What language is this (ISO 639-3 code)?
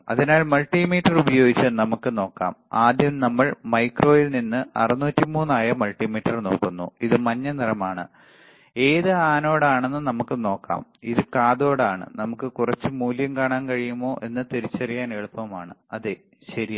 mal